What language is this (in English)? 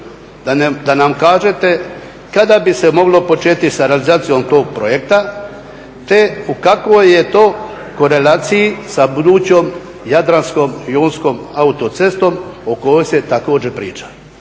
Croatian